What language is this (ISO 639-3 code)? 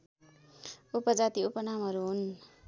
nep